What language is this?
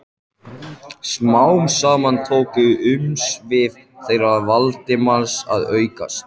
Icelandic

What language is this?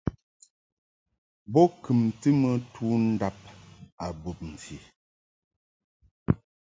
Mungaka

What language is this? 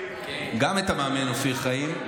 Hebrew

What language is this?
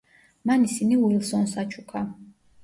Georgian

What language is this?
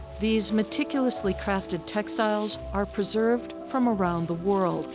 English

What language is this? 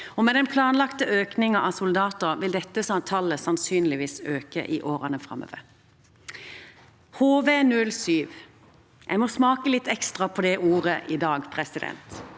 Norwegian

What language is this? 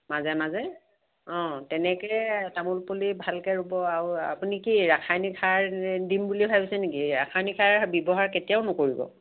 Assamese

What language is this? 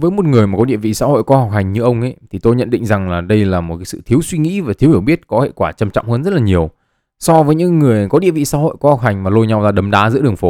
Vietnamese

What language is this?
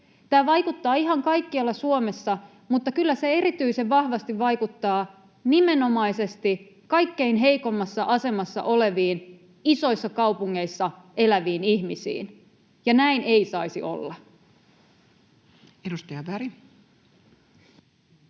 Finnish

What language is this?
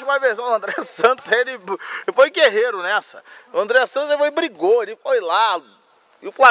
Portuguese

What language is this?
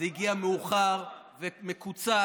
Hebrew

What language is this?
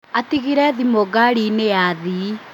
Kikuyu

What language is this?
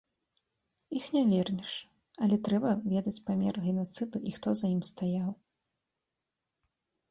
Belarusian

